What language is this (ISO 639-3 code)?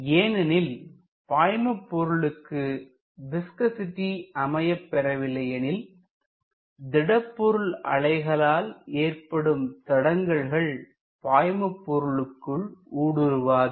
tam